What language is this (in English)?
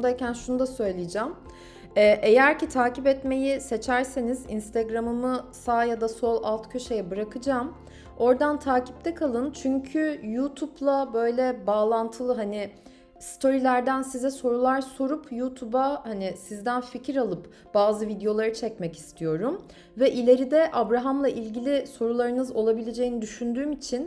Turkish